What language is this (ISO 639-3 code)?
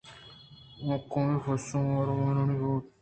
bgp